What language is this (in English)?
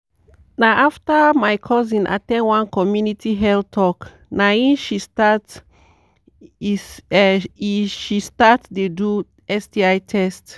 Nigerian Pidgin